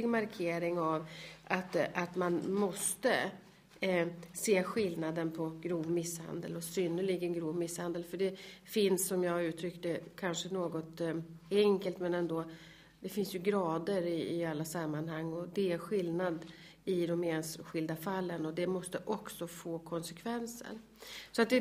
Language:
Swedish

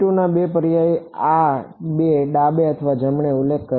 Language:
Gujarati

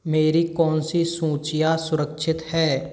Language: Hindi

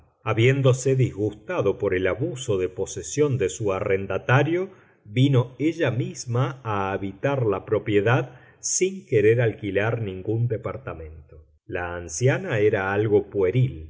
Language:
Spanish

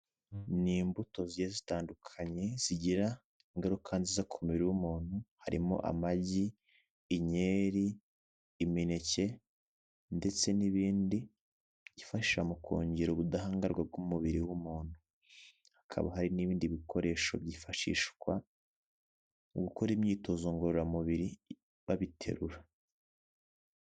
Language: Kinyarwanda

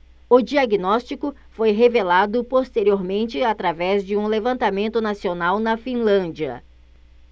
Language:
Portuguese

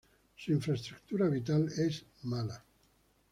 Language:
Spanish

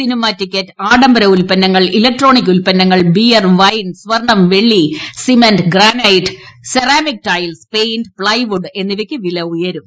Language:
Malayalam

